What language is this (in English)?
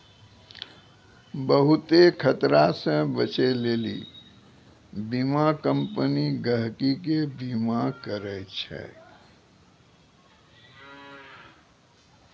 Maithili